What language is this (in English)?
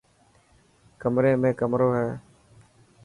Dhatki